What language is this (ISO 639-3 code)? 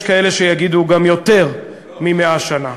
heb